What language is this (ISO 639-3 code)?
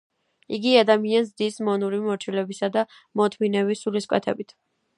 kat